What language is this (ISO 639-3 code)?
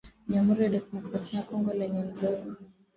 swa